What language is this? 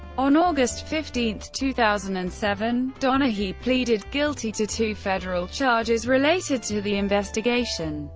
English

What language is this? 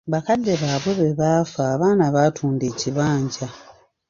Ganda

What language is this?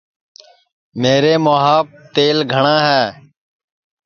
Sansi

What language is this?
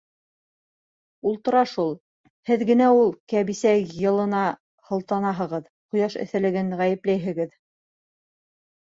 Bashkir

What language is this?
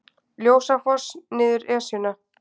Icelandic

